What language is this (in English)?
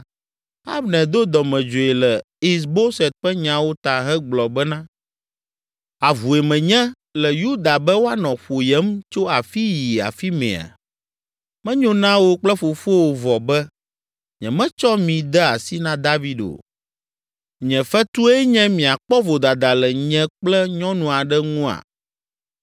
Ewe